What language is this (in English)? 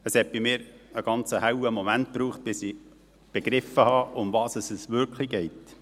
Swiss German